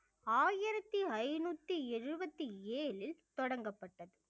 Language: Tamil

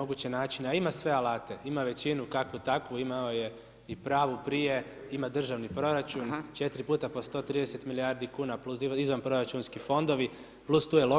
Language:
Croatian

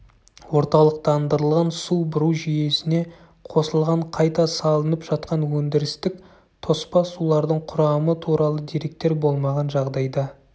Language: Kazakh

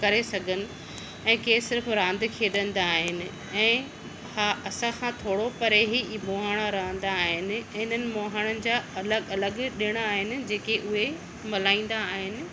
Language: Sindhi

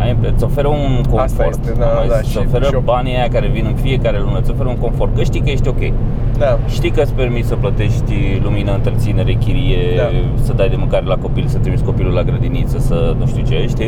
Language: Romanian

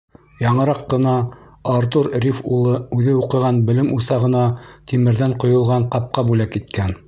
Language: Bashkir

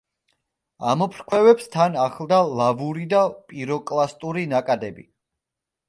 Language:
Georgian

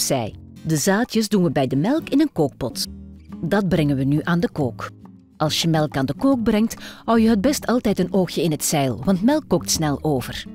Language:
Dutch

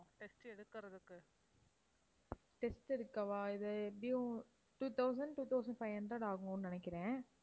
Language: Tamil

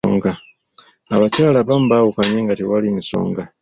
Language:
Ganda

